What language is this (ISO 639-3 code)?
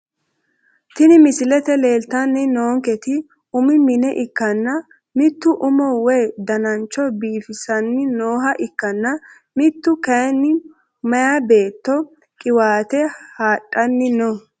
sid